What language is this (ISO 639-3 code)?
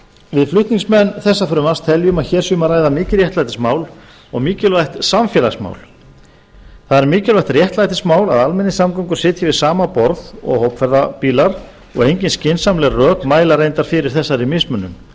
isl